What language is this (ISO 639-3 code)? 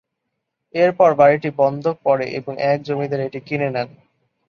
ben